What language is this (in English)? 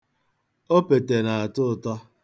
Igbo